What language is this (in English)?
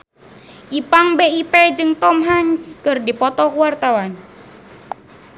Sundanese